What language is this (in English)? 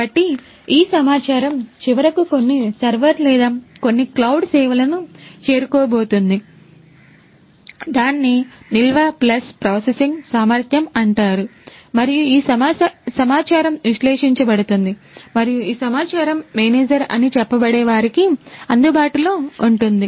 Telugu